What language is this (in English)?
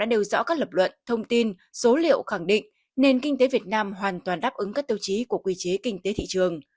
Vietnamese